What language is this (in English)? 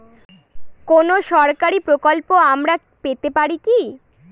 Bangla